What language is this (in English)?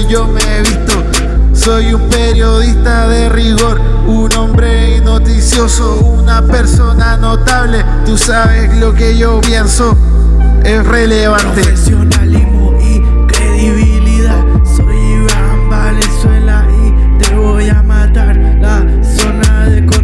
Spanish